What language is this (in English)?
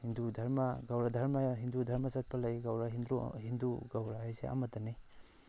Manipuri